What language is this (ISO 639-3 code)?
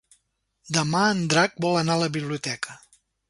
cat